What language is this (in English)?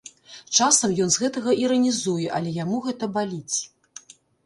Belarusian